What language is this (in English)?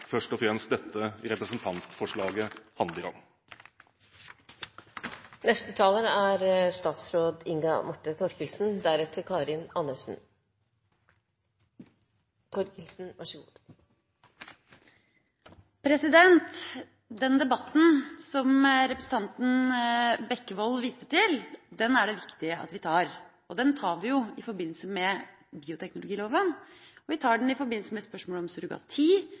Norwegian Bokmål